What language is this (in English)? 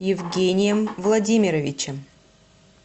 Russian